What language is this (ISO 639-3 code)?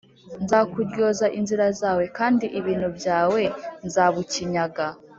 kin